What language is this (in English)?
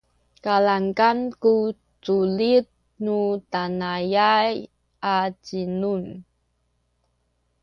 Sakizaya